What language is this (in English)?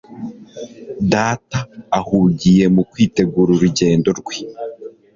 Kinyarwanda